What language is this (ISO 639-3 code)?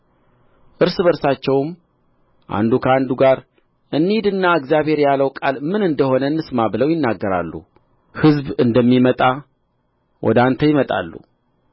amh